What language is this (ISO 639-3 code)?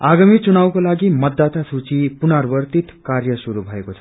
nep